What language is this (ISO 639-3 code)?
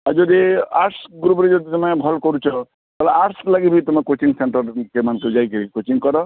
ori